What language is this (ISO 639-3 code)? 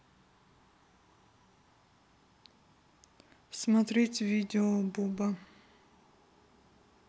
rus